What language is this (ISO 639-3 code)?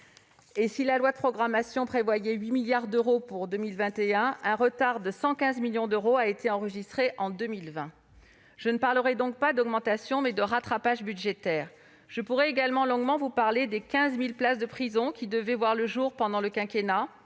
fra